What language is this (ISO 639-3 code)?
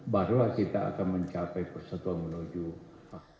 ind